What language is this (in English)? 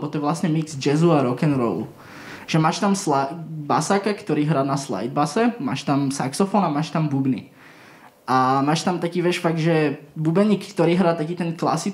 Slovak